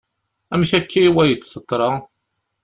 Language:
Kabyle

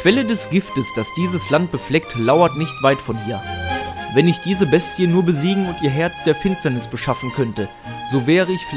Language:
German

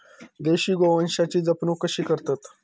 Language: Marathi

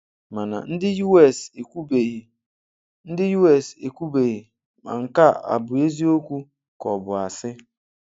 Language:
Igbo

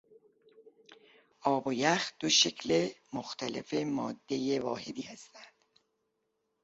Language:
Persian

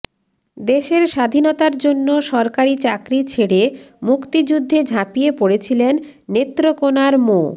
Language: Bangla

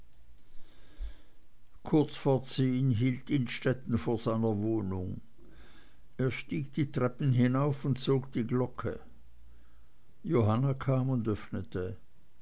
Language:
German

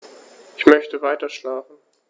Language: German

